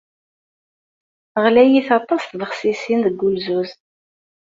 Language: Kabyle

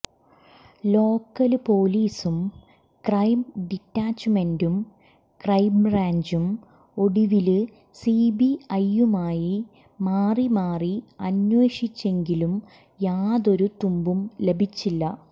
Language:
Malayalam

